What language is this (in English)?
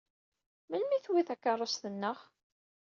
Kabyle